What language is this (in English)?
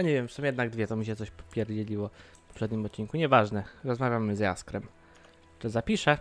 Polish